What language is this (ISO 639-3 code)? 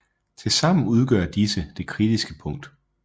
dan